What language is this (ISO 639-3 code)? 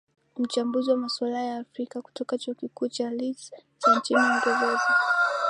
swa